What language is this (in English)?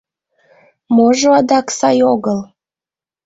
Mari